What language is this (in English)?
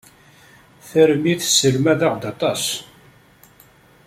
Kabyle